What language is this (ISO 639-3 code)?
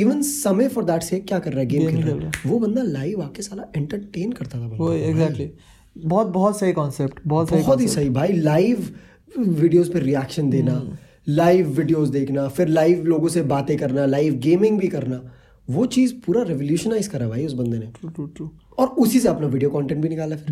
hin